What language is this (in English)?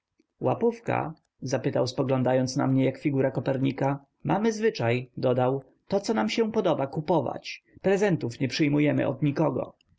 Polish